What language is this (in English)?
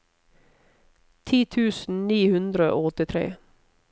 Norwegian